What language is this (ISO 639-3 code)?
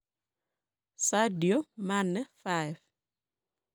kln